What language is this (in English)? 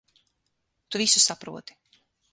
Latvian